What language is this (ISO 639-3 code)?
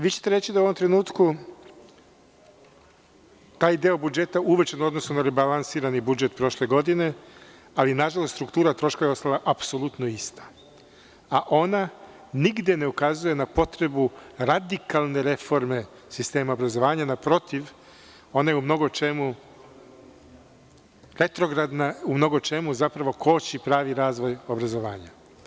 srp